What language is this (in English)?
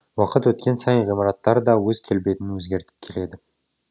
Kazakh